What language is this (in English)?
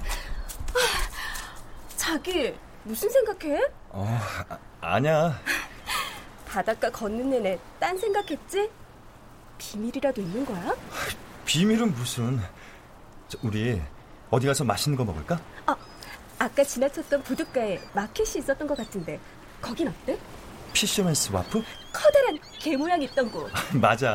Korean